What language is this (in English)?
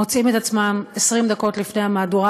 Hebrew